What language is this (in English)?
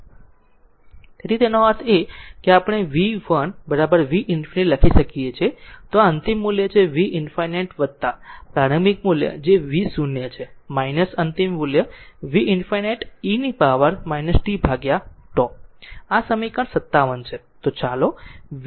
Gujarati